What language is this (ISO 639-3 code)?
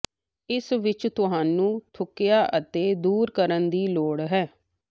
pan